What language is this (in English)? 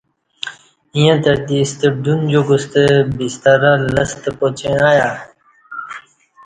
Kati